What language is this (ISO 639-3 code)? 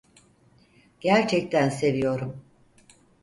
tur